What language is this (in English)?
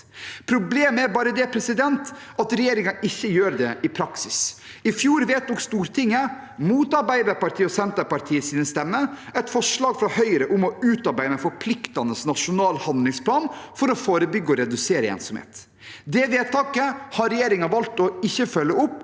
Norwegian